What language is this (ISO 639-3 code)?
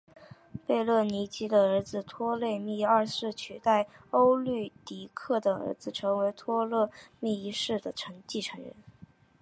zho